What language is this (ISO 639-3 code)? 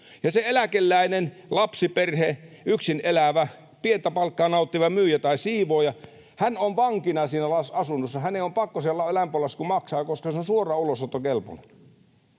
fin